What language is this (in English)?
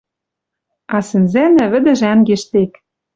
Western Mari